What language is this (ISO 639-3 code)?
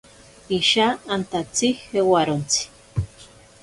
prq